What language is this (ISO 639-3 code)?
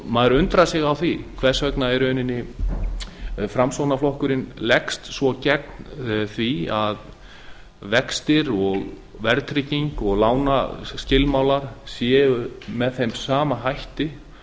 isl